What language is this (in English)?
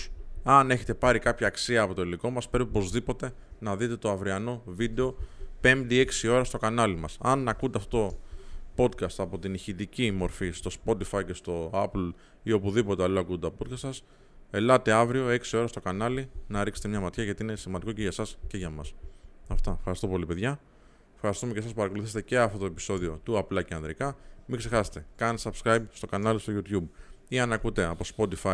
Greek